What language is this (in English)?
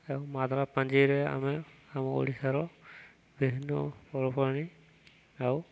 Odia